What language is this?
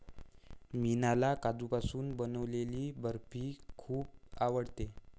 Marathi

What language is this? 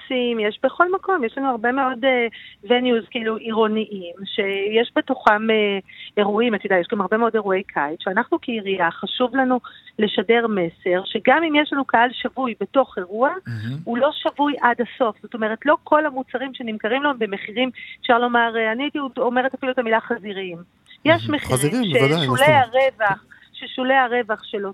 Hebrew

